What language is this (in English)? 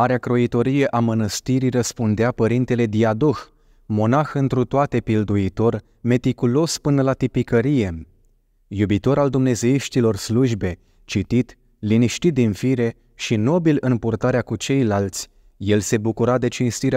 Romanian